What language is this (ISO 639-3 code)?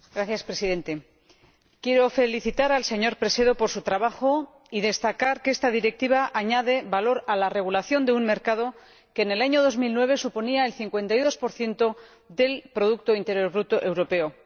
spa